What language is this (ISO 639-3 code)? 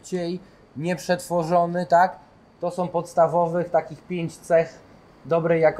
pol